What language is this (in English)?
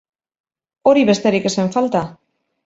Basque